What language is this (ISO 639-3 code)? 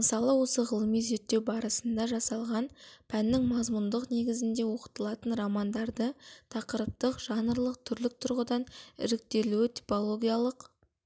kaz